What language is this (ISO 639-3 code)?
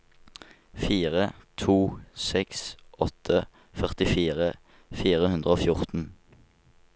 nor